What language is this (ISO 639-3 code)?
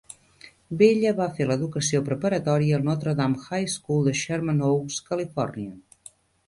cat